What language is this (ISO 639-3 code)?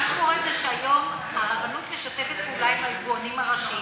heb